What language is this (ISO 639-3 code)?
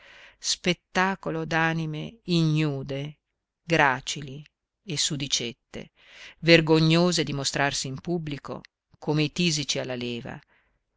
ita